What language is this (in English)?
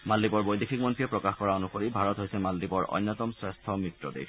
Assamese